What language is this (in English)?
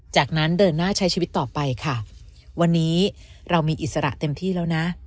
Thai